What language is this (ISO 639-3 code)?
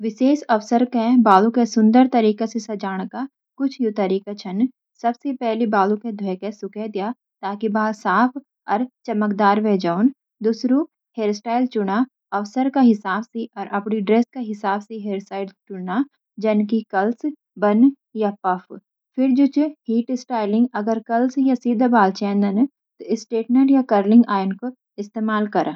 gbm